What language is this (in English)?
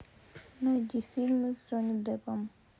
Russian